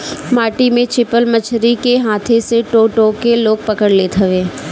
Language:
Bhojpuri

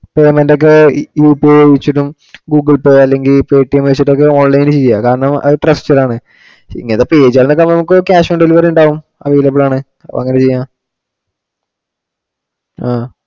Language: Malayalam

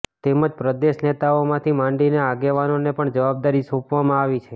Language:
Gujarati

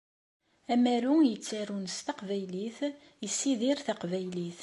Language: Kabyle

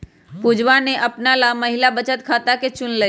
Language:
Magahi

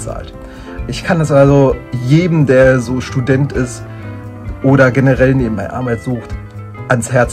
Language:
German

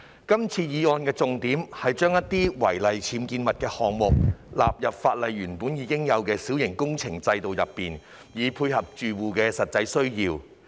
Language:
Cantonese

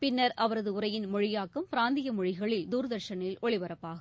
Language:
Tamil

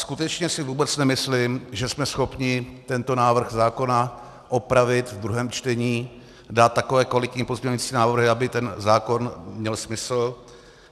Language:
Czech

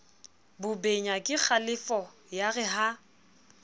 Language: Southern Sotho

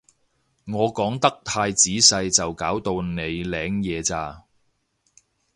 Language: Cantonese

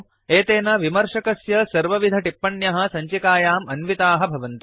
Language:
Sanskrit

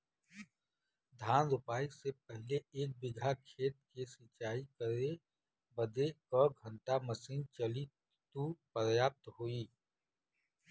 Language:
Bhojpuri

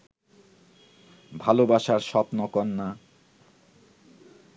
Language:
Bangla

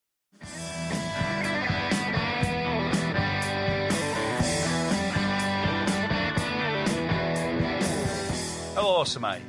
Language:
Welsh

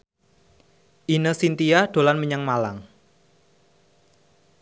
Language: Javanese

